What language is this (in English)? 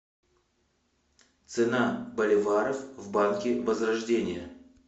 Russian